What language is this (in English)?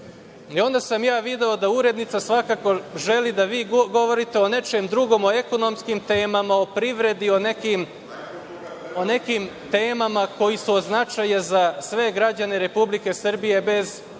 Serbian